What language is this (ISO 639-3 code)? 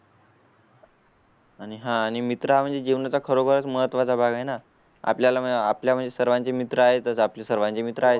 mar